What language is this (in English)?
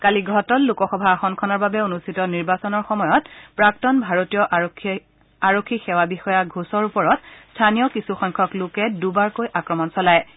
Assamese